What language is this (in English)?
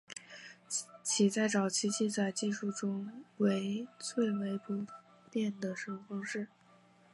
Chinese